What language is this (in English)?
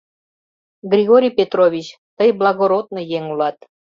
Mari